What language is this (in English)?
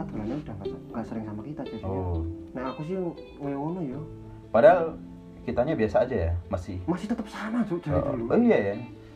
Indonesian